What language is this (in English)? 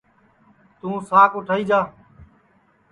Sansi